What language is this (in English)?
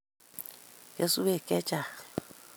Kalenjin